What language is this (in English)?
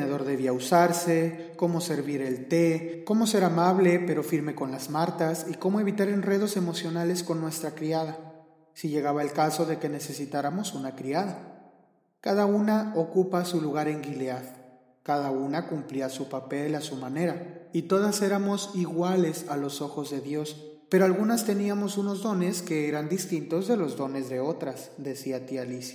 Spanish